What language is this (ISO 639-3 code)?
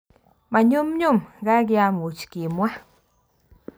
kln